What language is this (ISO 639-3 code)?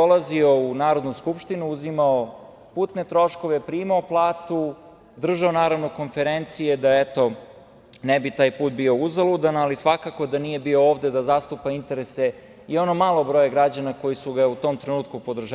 srp